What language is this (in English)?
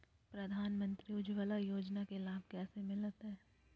Magahi